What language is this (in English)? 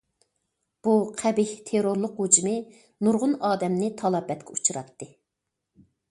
Uyghur